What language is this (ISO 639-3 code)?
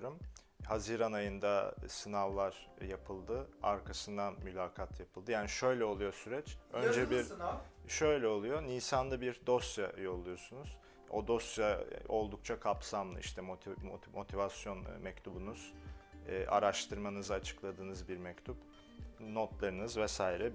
tur